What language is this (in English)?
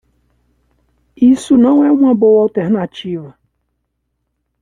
Portuguese